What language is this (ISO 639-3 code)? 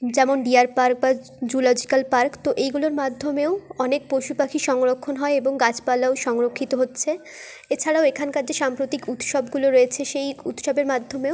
ben